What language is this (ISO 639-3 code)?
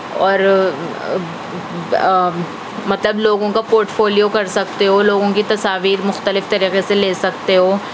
urd